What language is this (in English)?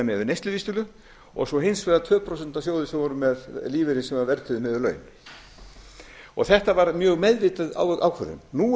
Icelandic